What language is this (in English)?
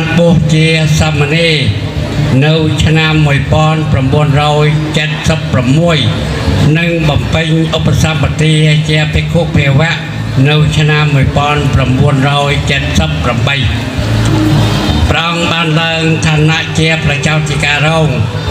Thai